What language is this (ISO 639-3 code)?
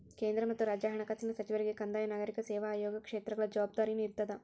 kan